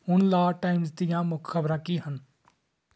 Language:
Punjabi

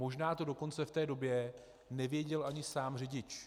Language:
Czech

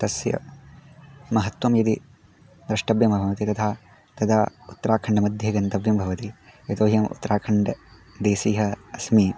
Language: Sanskrit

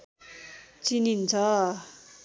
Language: Nepali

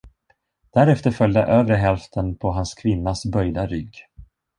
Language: Swedish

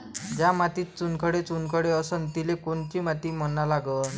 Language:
Marathi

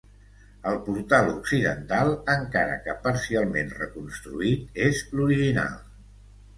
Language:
Catalan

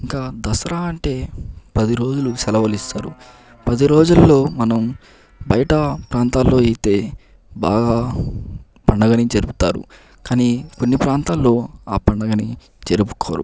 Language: Telugu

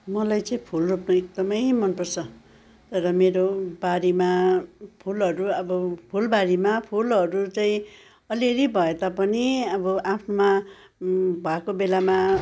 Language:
Nepali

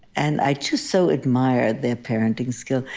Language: English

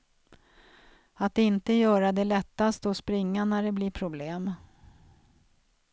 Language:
Swedish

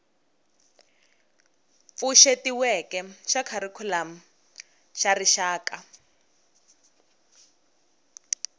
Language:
Tsonga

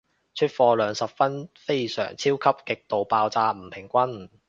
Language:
Cantonese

